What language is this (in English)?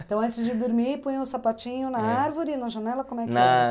Portuguese